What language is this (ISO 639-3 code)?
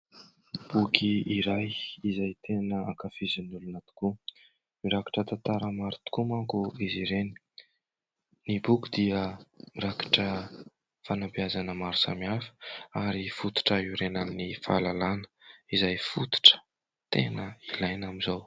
mlg